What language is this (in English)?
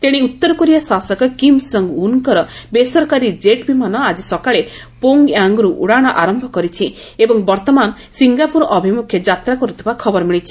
Odia